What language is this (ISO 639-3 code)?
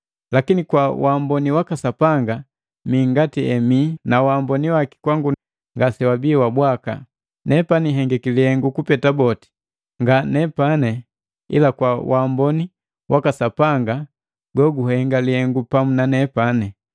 mgv